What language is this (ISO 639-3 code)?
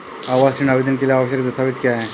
hin